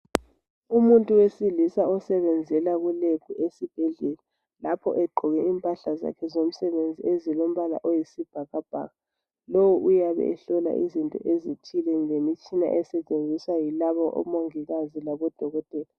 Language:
North Ndebele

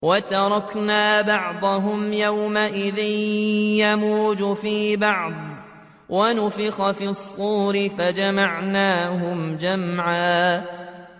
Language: Arabic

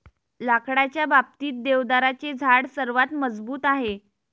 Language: Marathi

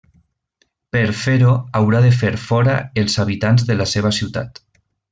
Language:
Catalan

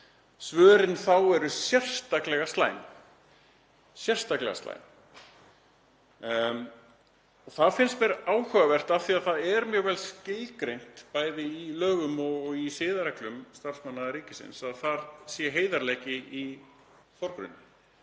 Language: Icelandic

